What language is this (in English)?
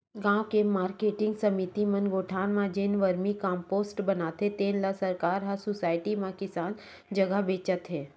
Chhattisgarhi